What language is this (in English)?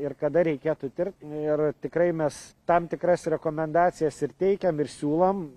Lithuanian